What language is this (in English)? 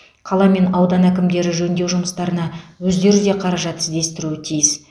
Kazakh